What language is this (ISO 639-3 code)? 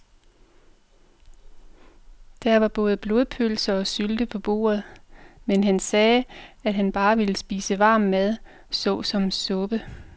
dan